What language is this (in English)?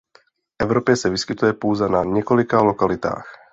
Czech